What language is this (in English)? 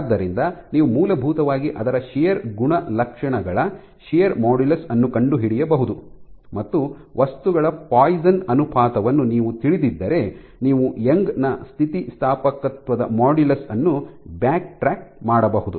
Kannada